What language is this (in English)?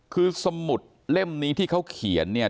Thai